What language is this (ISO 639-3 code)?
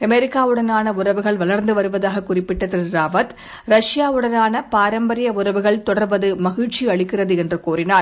tam